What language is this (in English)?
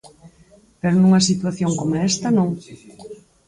Galician